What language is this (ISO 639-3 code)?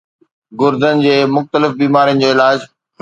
snd